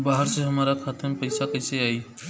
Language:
Bhojpuri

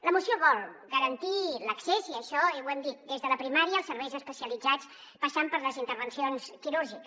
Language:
Catalan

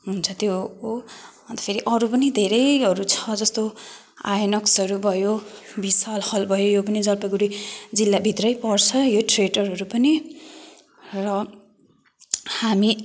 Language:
Nepali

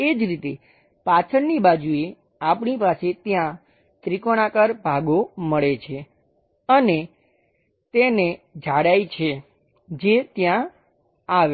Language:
Gujarati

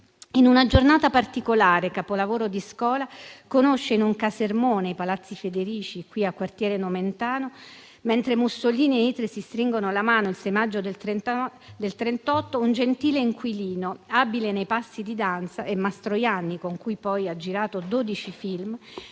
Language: Italian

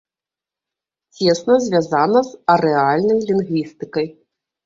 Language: Belarusian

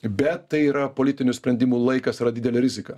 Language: Lithuanian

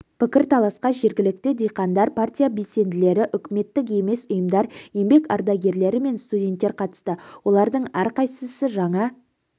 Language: Kazakh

